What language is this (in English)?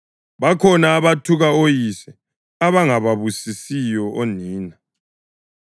North Ndebele